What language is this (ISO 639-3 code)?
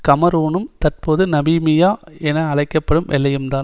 tam